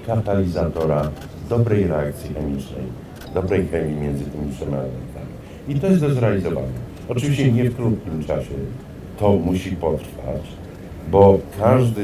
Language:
Polish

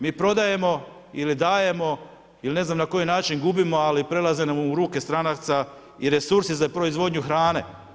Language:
Croatian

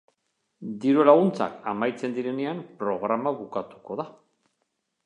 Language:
Basque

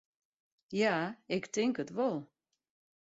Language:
Western Frisian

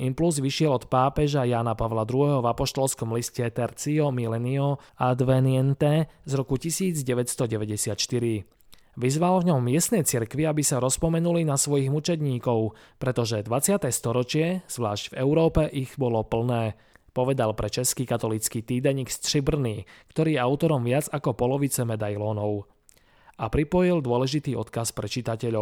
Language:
Slovak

